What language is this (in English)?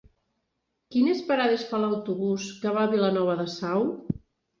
Catalan